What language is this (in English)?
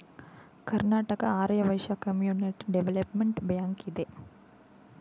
Kannada